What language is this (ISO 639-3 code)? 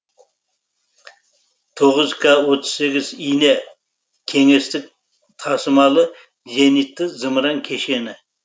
kaz